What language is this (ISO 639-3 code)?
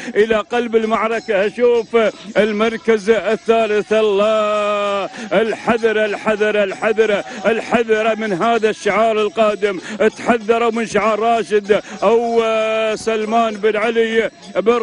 ara